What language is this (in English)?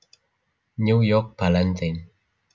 Javanese